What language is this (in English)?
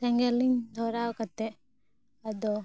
Santali